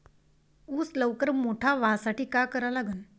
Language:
Marathi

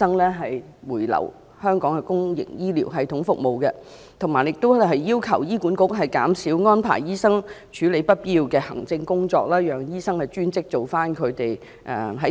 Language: Cantonese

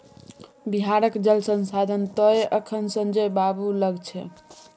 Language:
Maithili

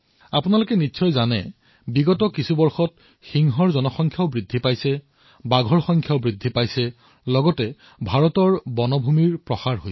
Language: Assamese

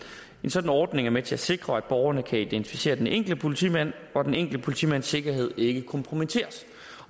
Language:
Danish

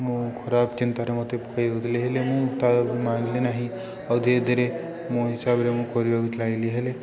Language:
Odia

